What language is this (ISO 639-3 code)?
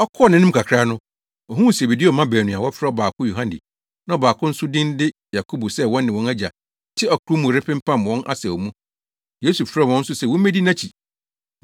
aka